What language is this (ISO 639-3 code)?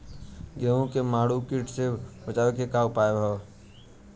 bho